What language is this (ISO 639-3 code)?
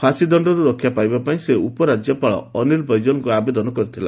ori